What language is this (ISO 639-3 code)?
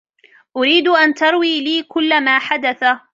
ara